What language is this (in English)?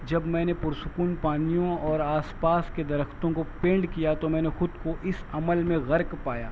Urdu